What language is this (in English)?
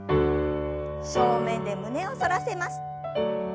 Japanese